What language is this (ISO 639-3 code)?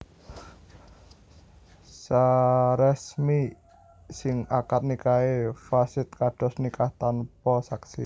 jav